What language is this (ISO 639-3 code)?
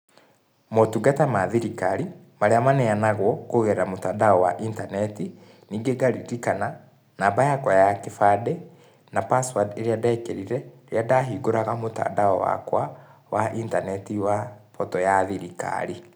kik